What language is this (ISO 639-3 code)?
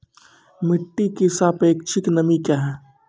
mai